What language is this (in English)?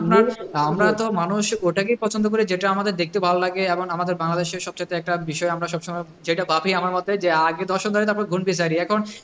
Bangla